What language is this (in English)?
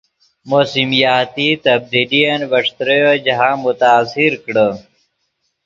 Yidgha